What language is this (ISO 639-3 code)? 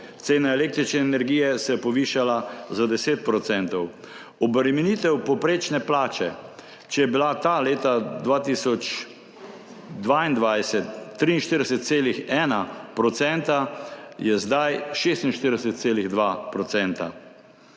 slv